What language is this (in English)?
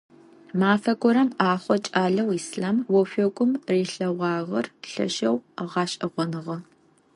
Adyghe